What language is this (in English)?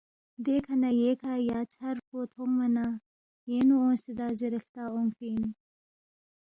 Balti